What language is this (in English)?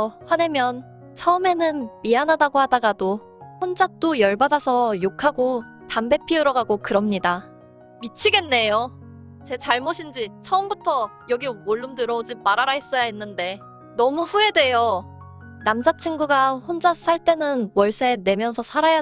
Korean